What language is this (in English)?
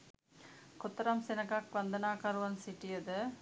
Sinhala